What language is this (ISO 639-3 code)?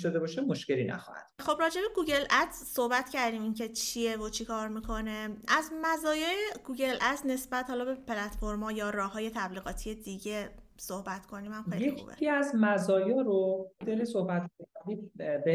fas